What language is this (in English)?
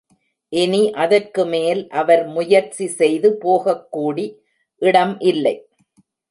Tamil